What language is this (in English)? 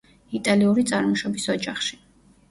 Georgian